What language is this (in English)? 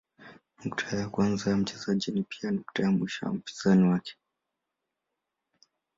Swahili